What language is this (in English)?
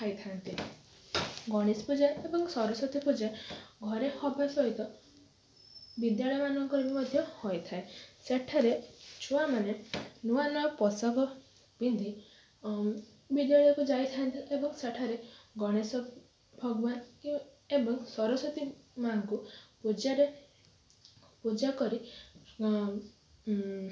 Odia